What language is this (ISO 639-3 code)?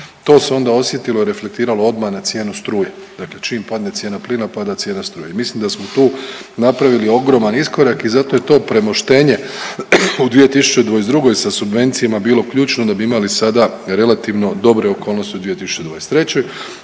hrv